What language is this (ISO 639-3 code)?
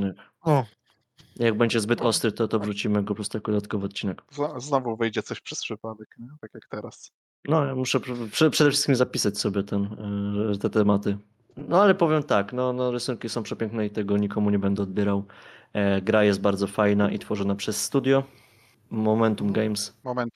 pol